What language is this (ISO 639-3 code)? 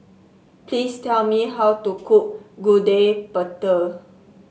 eng